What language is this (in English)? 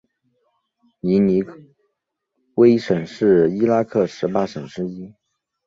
Chinese